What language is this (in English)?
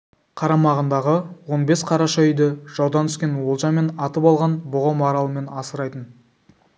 Kazakh